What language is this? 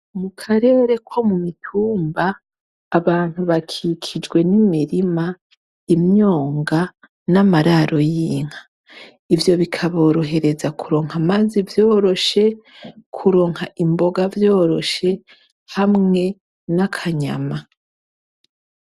Rundi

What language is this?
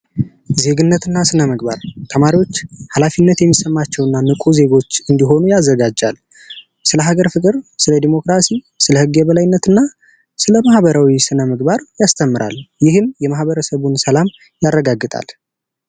Amharic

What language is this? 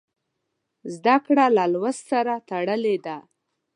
Pashto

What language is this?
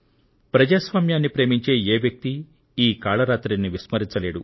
Telugu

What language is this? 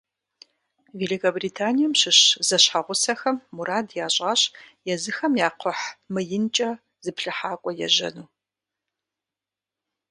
Kabardian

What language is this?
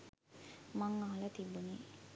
Sinhala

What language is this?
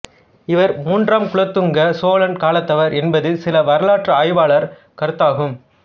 Tamil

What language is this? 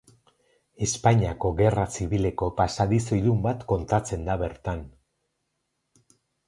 Basque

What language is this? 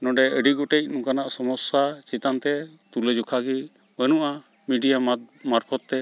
Santali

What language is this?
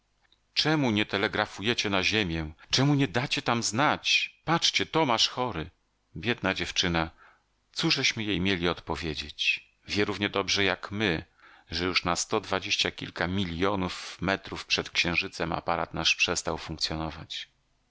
Polish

